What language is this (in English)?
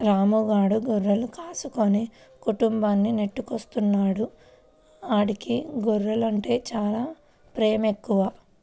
Telugu